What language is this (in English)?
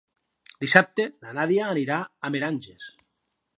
Catalan